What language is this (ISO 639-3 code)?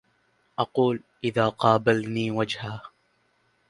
ara